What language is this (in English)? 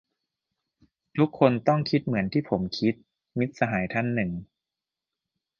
Thai